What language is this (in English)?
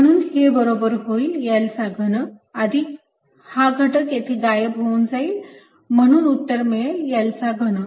Marathi